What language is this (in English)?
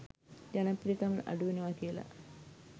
Sinhala